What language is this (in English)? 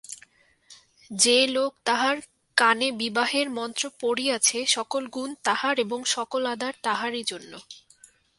Bangla